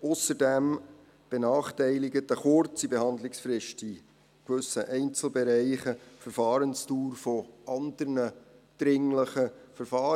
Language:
Swiss German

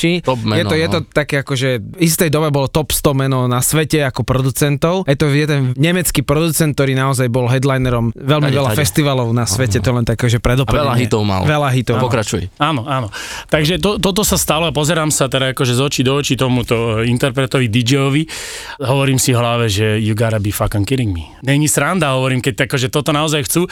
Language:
Slovak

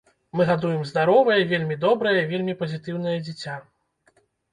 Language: Belarusian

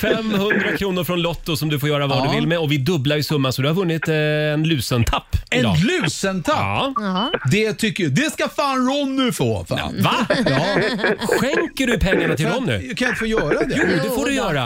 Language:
Swedish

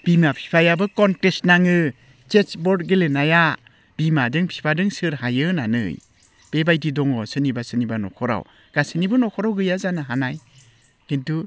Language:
Bodo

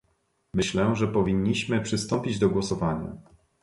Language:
Polish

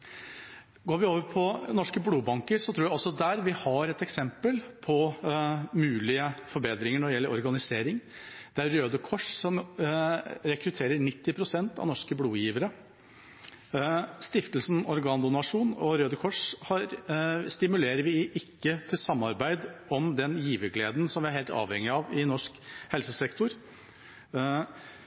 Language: Norwegian Bokmål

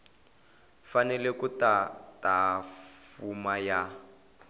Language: Tsonga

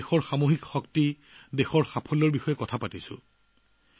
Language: Assamese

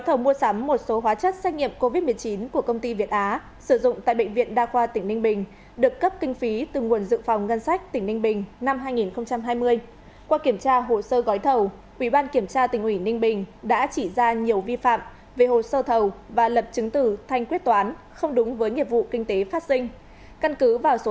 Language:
Vietnamese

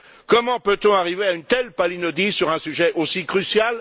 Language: French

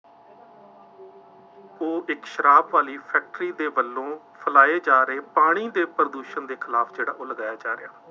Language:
Punjabi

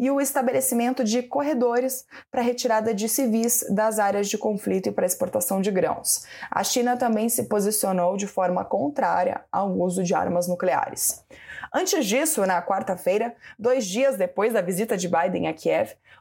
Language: Portuguese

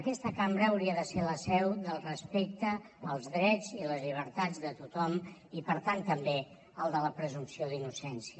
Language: Catalan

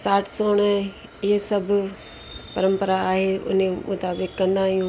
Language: Sindhi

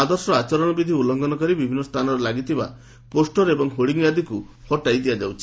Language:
Odia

